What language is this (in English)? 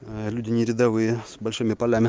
Russian